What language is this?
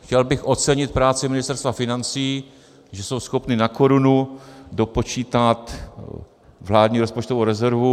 Czech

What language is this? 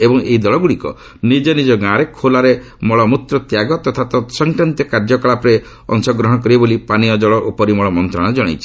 Odia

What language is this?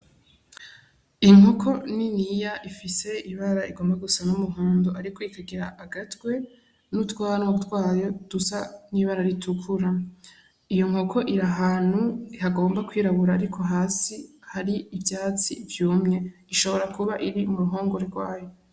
Rundi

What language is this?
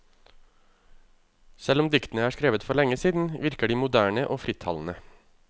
Norwegian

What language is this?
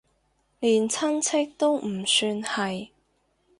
Cantonese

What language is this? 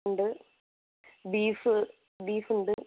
Malayalam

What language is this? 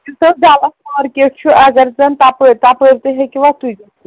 Kashmiri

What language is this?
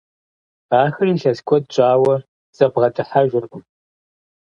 Kabardian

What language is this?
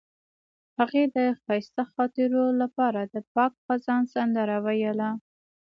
Pashto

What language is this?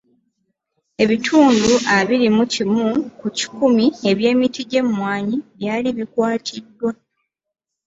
Ganda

